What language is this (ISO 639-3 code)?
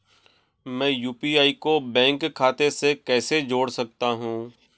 hin